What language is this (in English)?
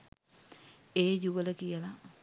Sinhala